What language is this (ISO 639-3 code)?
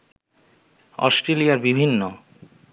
ben